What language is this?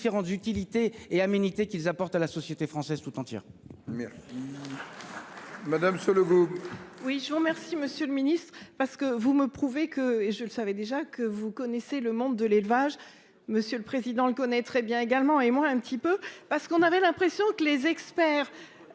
French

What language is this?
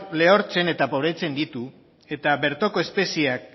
Basque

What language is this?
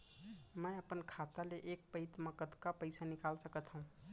Chhattisgarhi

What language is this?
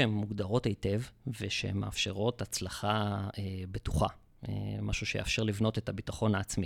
Hebrew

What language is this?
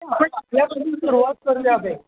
Marathi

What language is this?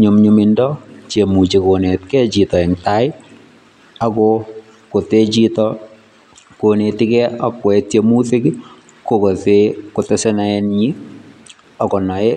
Kalenjin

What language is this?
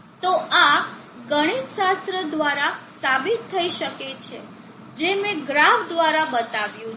Gujarati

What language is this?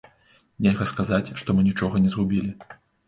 Belarusian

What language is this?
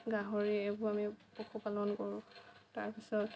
Assamese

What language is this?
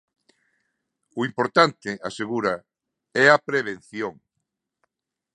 Galician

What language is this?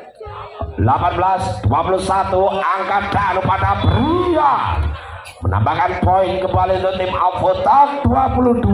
Indonesian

